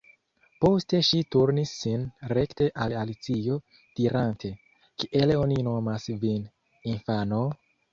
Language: Esperanto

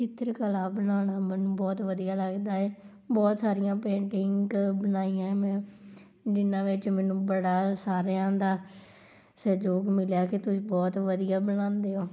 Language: Punjabi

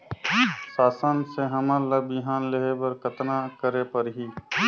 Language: Chhattisgarhi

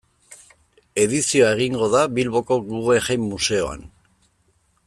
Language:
Basque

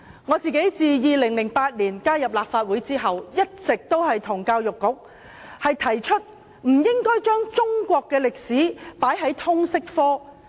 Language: Cantonese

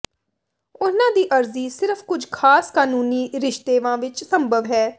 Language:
Punjabi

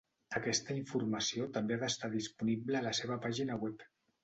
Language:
Catalan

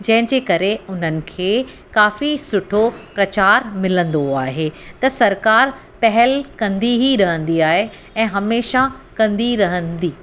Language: Sindhi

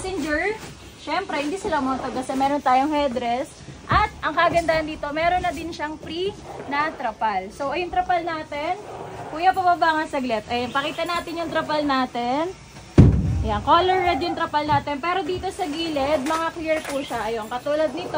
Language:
Filipino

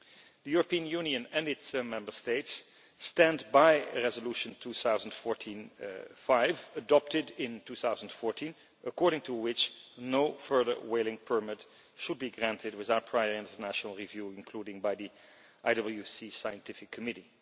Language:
English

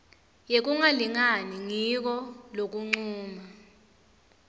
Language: Swati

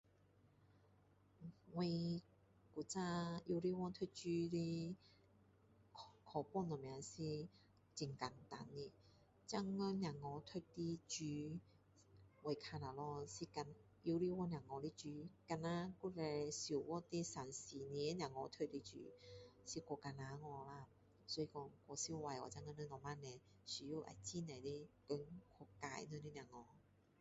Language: Min Dong Chinese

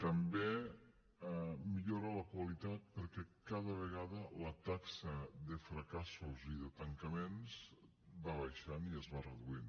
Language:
Catalan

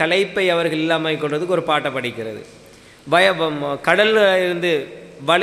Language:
Arabic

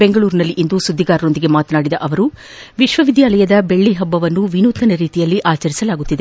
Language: Kannada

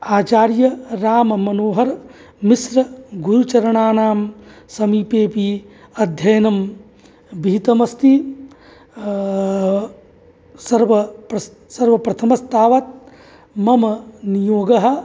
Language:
Sanskrit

